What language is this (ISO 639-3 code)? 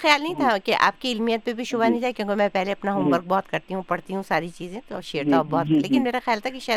urd